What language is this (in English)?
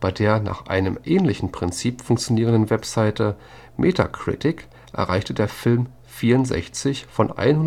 German